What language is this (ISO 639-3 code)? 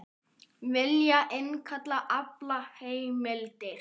isl